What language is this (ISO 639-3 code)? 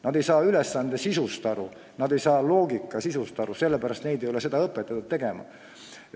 est